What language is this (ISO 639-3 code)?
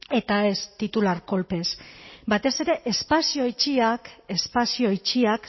eus